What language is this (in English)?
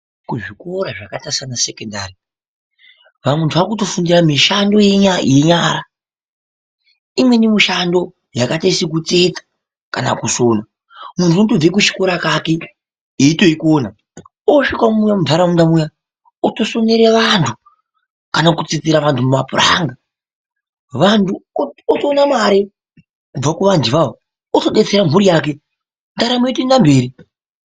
Ndau